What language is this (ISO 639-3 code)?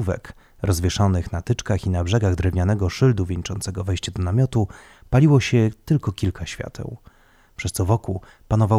pol